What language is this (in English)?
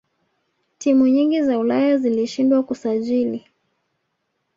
Swahili